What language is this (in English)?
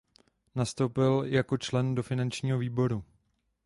Czech